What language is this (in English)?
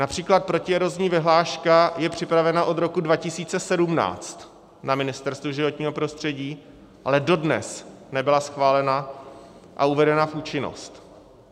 Czech